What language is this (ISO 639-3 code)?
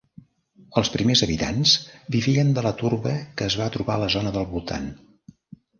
cat